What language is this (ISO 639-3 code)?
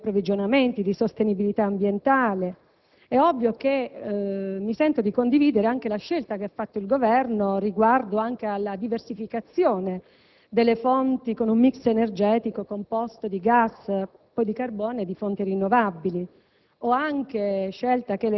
ita